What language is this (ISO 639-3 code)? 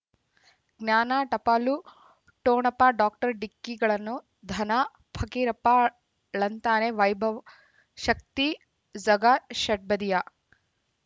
kan